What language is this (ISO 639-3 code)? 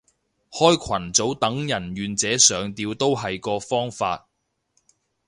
yue